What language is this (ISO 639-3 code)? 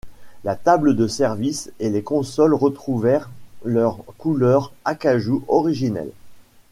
fra